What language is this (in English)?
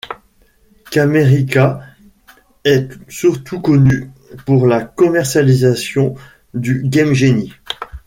French